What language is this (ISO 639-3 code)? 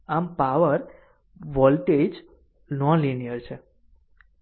guj